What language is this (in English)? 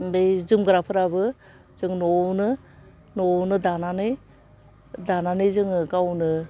Bodo